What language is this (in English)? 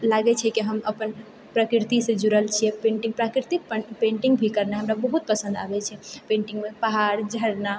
Maithili